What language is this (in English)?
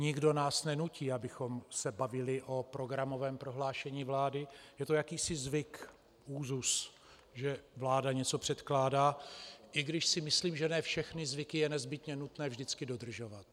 Czech